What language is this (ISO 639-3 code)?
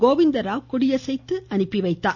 tam